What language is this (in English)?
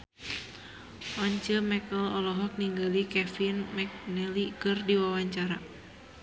Sundanese